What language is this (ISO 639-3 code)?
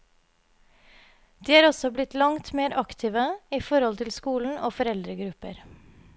nor